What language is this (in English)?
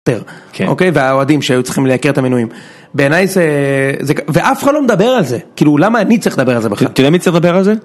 Hebrew